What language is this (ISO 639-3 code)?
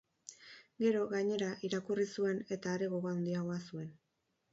eus